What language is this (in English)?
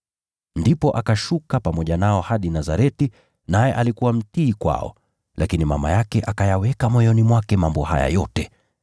Swahili